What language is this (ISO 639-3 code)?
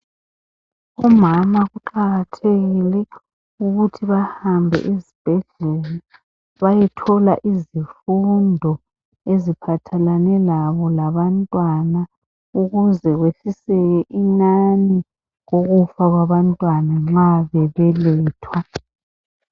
nde